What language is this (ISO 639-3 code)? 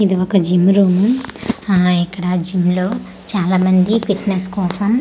tel